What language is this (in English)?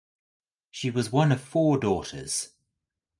English